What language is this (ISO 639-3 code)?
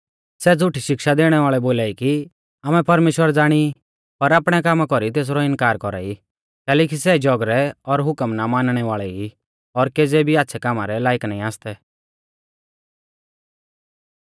bfz